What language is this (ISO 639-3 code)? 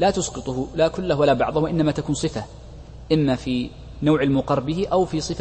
ara